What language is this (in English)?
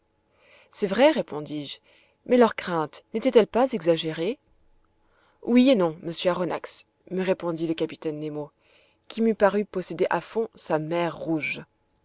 French